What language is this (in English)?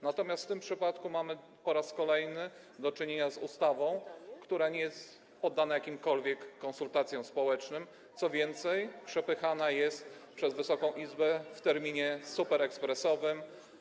Polish